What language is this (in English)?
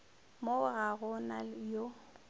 Northern Sotho